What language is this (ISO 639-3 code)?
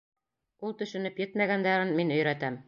bak